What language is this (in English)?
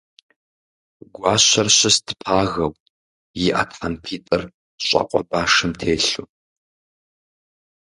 Kabardian